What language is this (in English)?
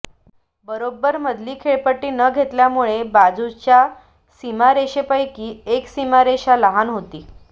Marathi